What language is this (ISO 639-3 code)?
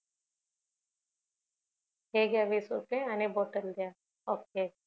mar